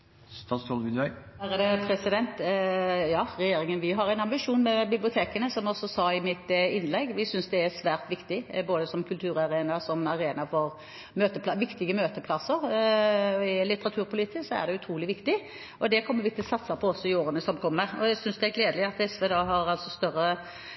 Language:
Norwegian Bokmål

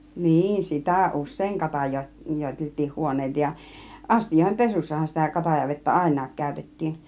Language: Finnish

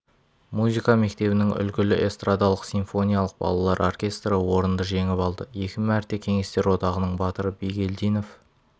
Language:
Kazakh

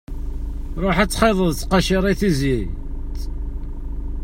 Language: Kabyle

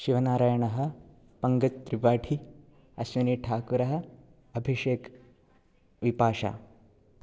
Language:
Sanskrit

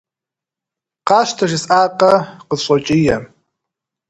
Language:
Kabardian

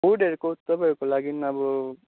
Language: Nepali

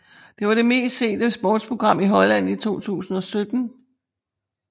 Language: Danish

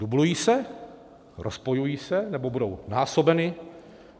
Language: Czech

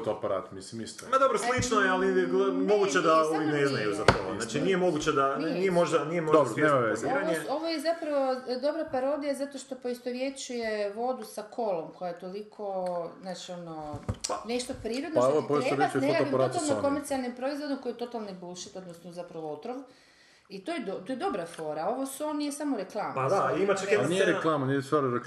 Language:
Croatian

